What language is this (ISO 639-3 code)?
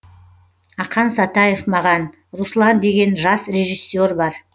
kaz